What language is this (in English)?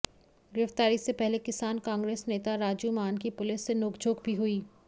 Hindi